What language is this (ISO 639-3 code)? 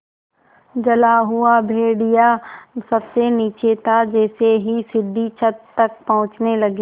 hin